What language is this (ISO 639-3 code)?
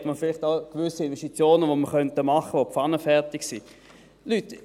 gsw